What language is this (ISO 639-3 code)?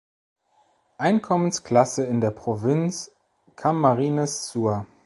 deu